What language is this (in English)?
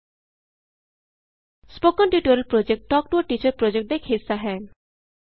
Punjabi